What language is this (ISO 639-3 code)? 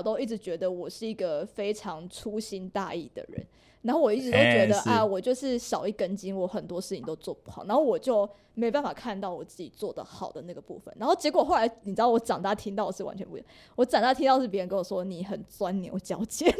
zho